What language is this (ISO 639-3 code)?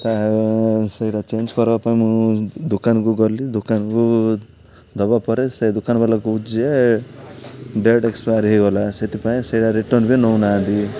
ori